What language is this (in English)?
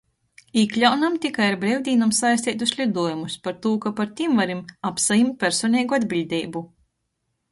Latgalian